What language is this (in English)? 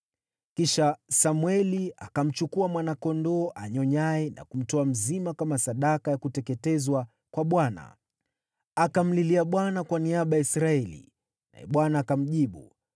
Swahili